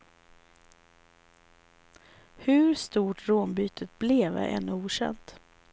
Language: Swedish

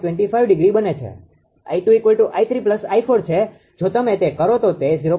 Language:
Gujarati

